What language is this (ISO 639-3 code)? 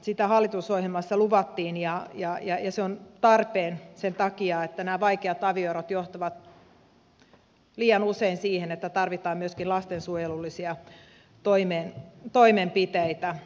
fin